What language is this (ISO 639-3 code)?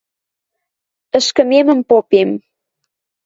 mrj